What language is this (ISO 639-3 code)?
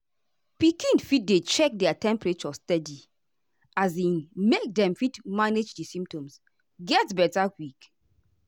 pcm